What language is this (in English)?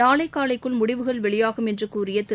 Tamil